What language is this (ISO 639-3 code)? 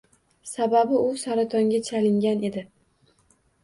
uzb